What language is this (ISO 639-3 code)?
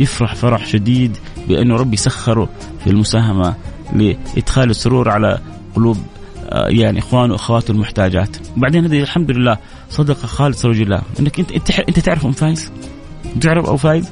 ara